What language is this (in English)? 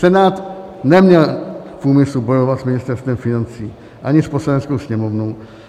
Czech